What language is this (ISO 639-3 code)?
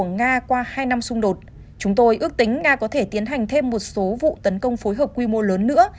vie